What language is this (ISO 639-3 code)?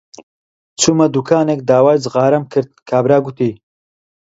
ckb